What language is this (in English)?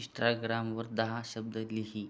Marathi